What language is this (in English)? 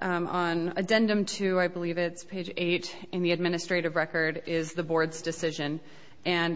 English